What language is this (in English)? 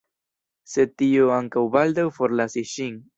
Esperanto